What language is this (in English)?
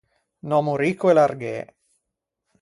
Ligurian